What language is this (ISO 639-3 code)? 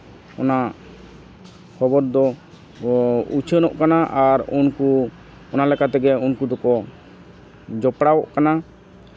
sat